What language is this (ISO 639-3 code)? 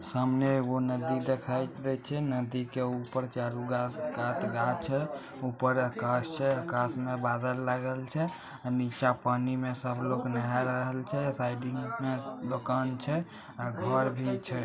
mag